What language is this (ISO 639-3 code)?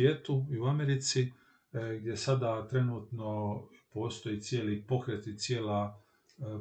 hrv